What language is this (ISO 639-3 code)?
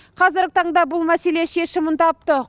kaz